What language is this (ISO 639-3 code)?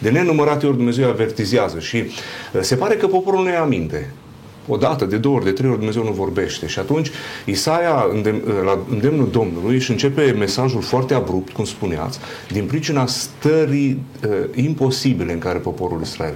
ron